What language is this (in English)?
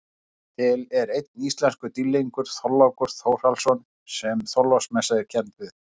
Icelandic